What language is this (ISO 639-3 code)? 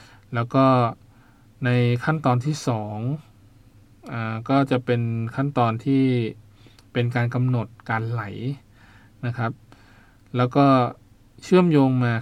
tha